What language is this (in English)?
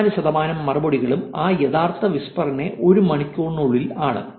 Malayalam